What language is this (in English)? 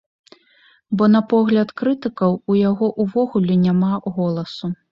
Belarusian